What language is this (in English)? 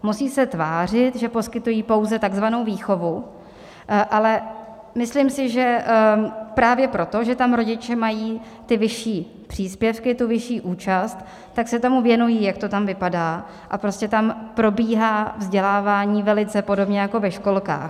Czech